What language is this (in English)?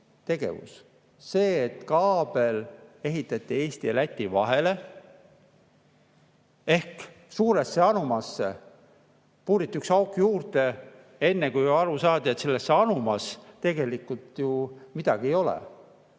Estonian